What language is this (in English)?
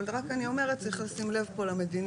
Hebrew